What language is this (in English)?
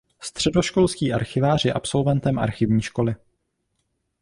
Czech